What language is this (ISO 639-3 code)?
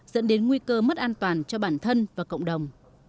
vie